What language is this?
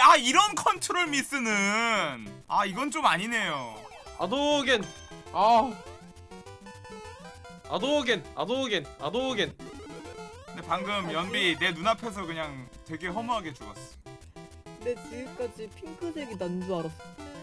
Korean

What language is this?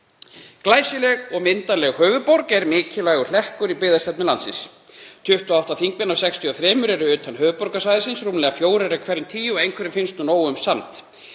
Icelandic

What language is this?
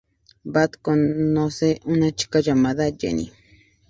Spanish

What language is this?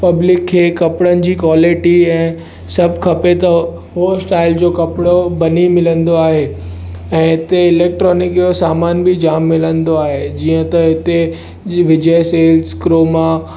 Sindhi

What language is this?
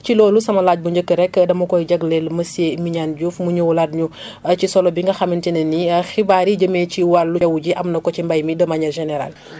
Wolof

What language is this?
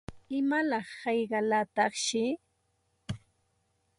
Santa Ana de Tusi Pasco Quechua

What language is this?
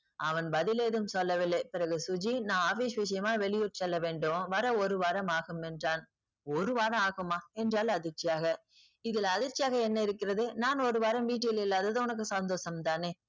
Tamil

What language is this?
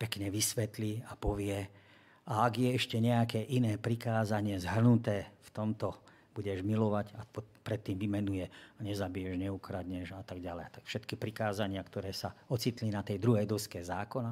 Slovak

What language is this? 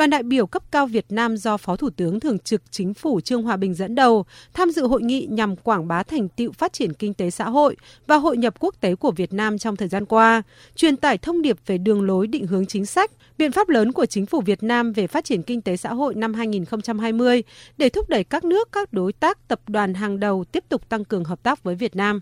Vietnamese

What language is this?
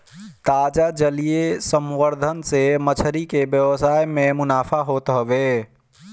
Bhojpuri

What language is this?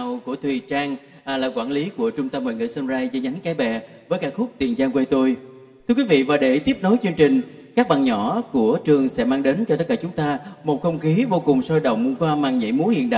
Vietnamese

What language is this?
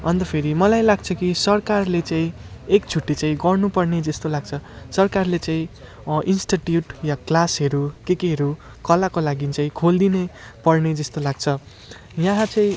Nepali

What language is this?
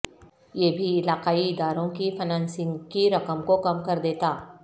Urdu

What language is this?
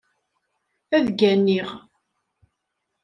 Kabyle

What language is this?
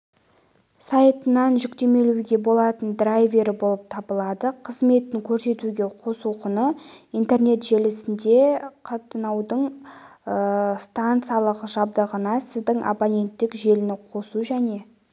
Kazakh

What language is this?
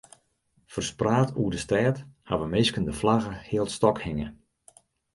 Western Frisian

